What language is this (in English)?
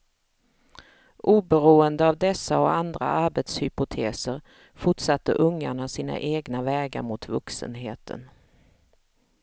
Swedish